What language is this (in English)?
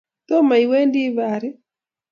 Kalenjin